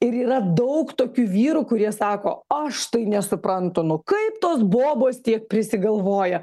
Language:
Lithuanian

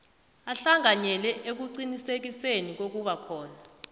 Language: South Ndebele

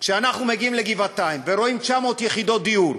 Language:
Hebrew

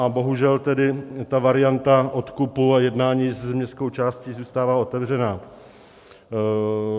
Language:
Czech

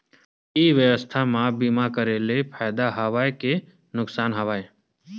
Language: Chhattisgarhi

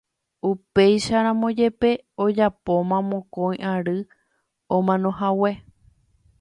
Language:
Guarani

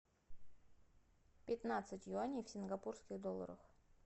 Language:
Russian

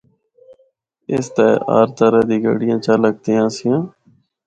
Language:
Northern Hindko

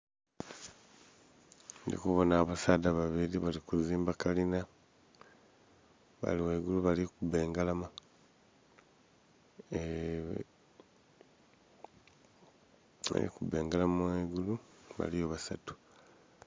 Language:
Soga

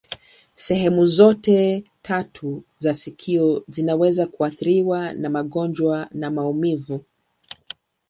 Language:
Swahili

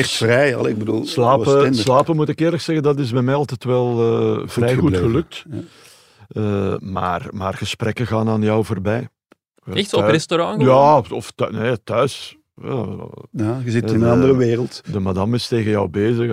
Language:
Dutch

